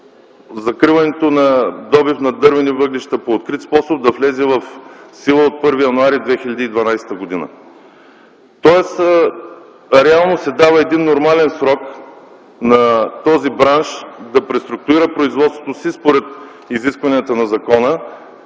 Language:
Bulgarian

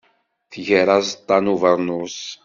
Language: Kabyle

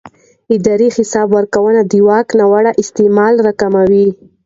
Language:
Pashto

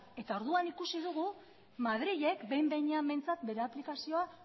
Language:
Basque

